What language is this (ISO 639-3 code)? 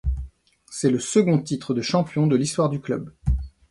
fra